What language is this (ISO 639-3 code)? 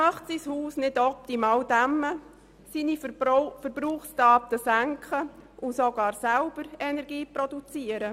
gsw